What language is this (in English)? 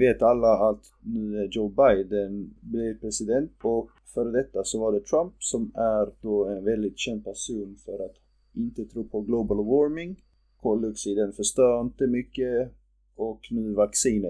Swedish